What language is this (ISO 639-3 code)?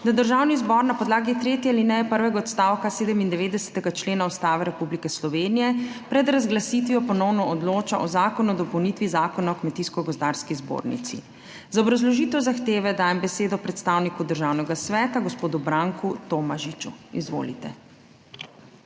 slv